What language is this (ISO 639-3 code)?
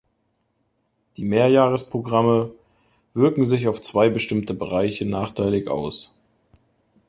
deu